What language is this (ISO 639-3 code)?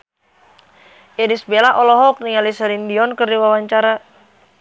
sun